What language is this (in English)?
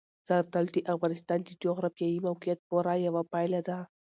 Pashto